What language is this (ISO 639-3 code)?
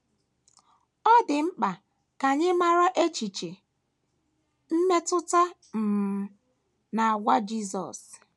ibo